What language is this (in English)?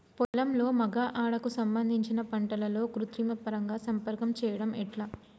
Telugu